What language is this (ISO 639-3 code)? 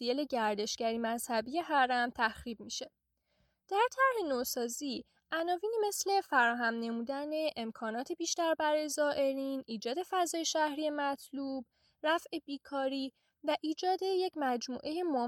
fas